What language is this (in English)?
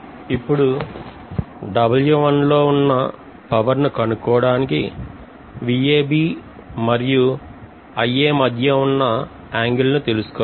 Telugu